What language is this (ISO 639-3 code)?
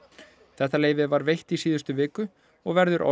isl